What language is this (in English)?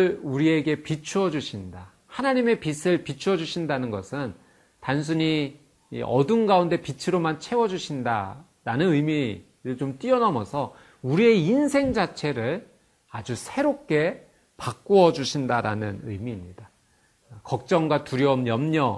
Korean